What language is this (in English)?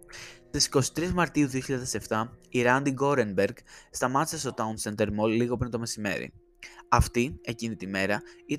Greek